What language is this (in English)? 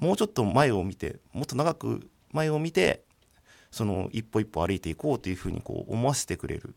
Japanese